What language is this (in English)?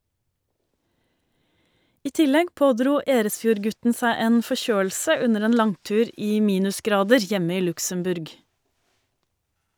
Norwegian